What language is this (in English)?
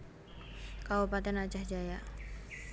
Javanese